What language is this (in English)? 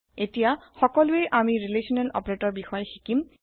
Assamese